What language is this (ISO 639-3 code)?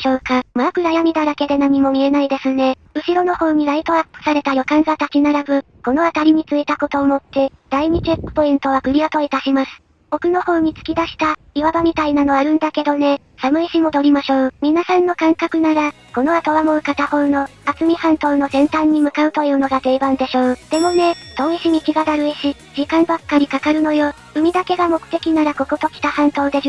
jpn